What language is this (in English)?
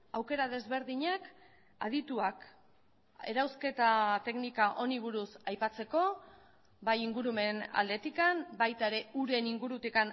Basque